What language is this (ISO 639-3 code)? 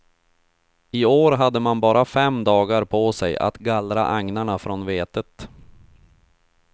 swe